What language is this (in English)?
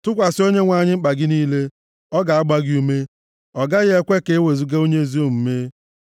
Igbo